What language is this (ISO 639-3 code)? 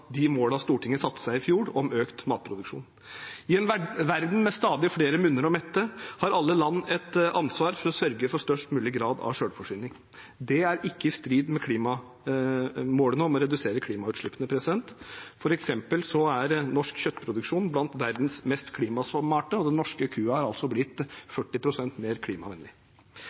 nob